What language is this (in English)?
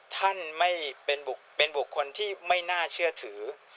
Thai